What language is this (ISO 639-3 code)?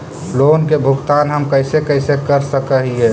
mag